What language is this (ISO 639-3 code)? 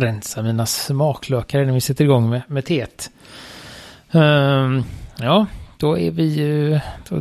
swe